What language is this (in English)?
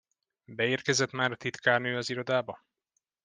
Hungarian